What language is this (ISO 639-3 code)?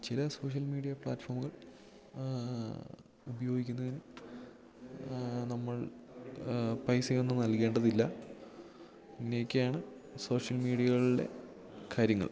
mal